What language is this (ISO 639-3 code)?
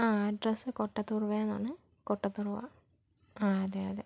mal